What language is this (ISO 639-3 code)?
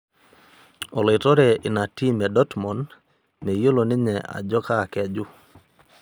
mas